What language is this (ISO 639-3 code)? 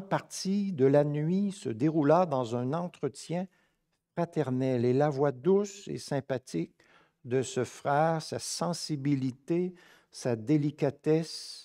fra